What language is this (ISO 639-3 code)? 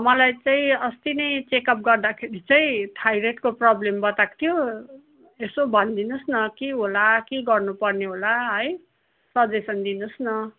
nep